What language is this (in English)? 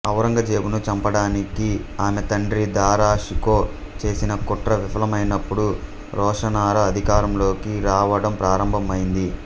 Telugu